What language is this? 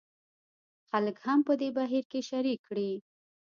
Pashto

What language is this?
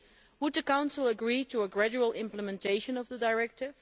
English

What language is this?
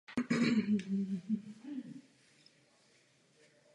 Czech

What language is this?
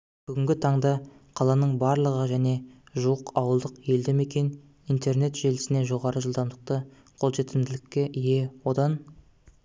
Kazakh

